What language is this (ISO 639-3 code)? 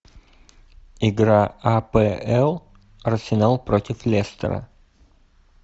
rus